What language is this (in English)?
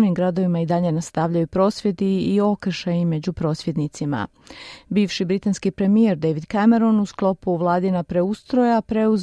Croatian